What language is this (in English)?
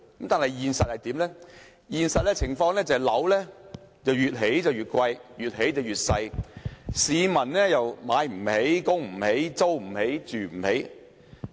Cantonese